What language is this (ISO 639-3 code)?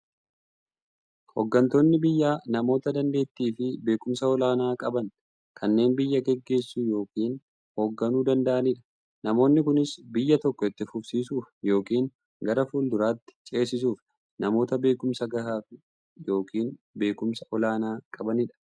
orm